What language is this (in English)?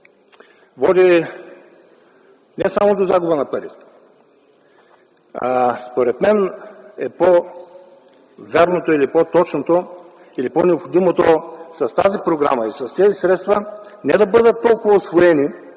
Bulgarian